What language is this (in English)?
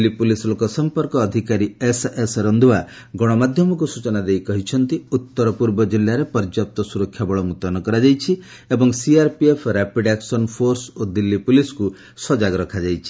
Odia